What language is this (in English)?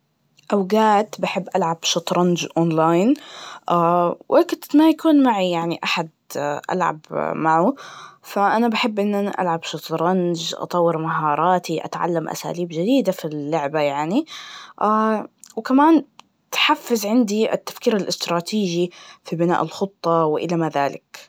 Najdi Arabic